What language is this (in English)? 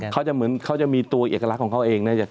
Thai